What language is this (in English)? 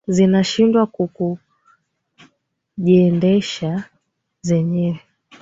Swahili